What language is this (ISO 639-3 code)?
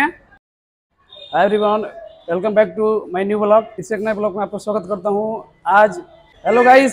hin